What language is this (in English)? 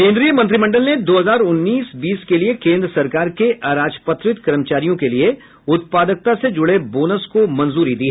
Hindi